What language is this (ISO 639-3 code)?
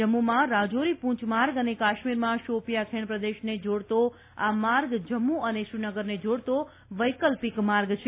guj